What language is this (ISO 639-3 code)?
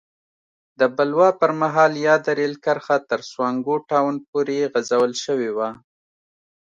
pus